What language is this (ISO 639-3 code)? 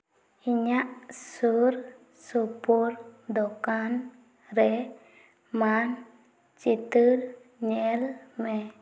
sat